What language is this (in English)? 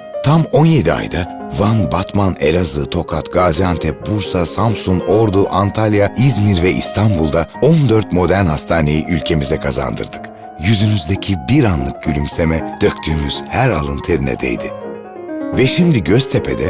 Turkish